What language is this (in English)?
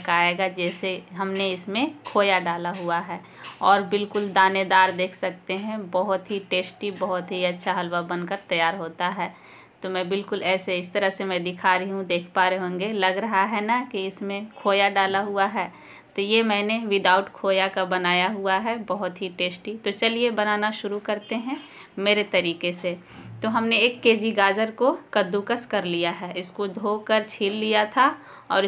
Hindi